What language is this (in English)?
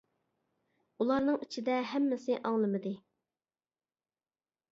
Uyghur